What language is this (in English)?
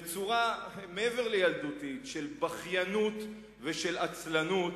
Hebrew